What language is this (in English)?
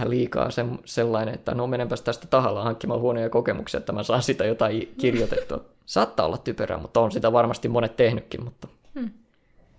Finnish